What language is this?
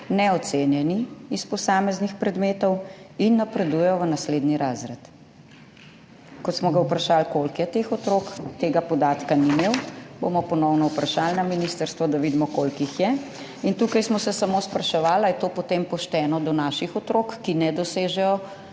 Slovenian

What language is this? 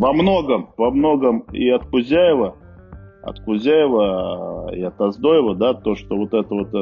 Russian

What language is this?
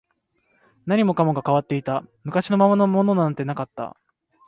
Japanese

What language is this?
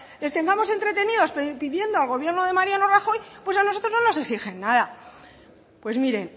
Spanish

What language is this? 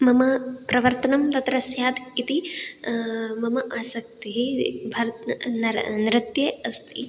Sanskrit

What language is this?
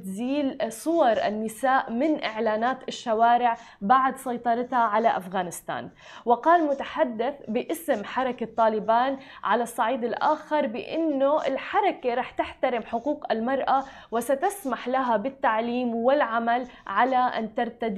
Arabic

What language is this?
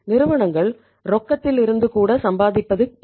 Tamil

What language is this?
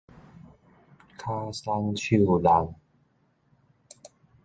Min Nan Chinese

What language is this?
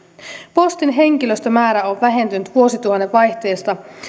Finnish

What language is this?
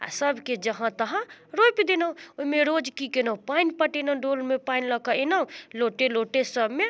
Maithili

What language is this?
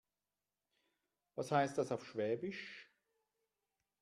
German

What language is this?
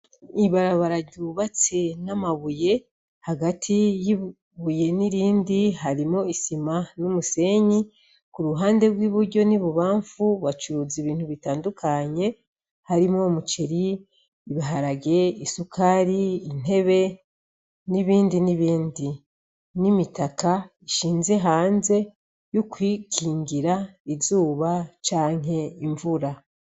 Rundi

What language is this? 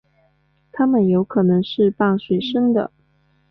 Chinese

